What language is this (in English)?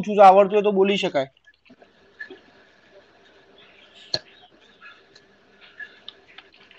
Gujarati